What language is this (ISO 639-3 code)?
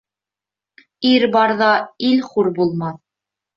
bak